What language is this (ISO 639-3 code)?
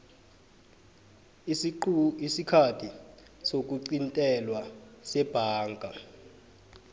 nbl